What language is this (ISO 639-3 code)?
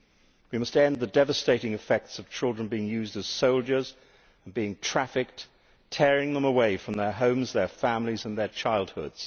eng